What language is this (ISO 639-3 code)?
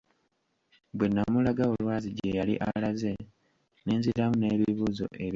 lug